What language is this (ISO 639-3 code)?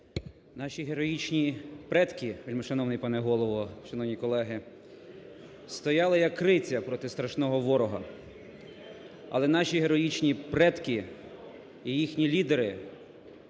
ukr